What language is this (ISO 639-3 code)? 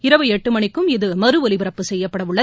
tam